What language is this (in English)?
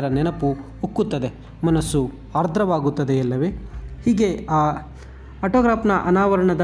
Kannada